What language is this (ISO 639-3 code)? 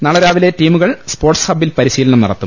mal